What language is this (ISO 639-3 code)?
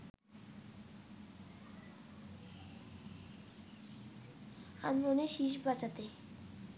ben